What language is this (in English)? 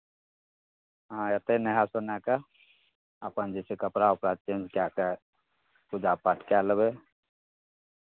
Maithili